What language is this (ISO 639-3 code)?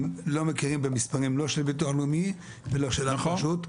heb